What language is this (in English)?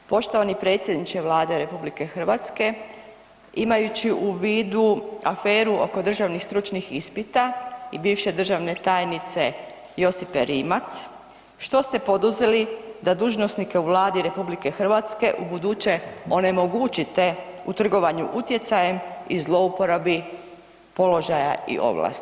Croatian